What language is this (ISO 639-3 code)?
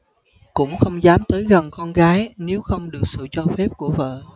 vie